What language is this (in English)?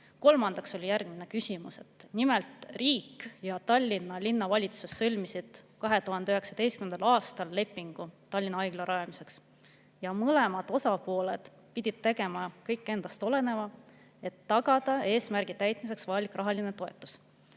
Estonian